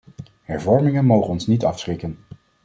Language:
Dutch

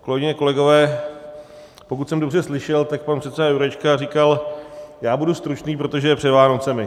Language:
Czech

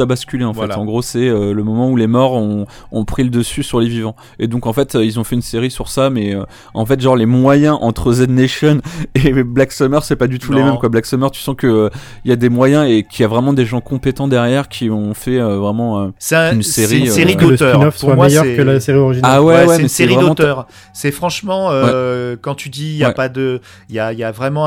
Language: French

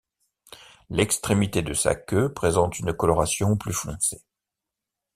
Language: French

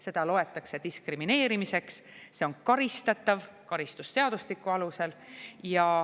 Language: Estonian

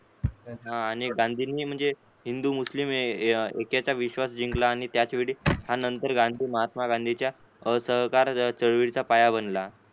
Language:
Marathi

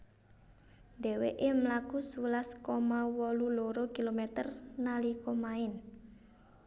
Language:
Javanese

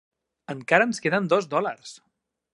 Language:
Catalan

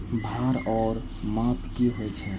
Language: Maithili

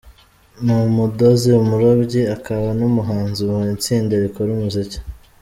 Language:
Kinyarwanda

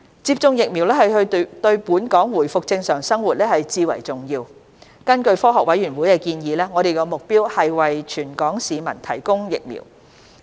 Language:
Cantonese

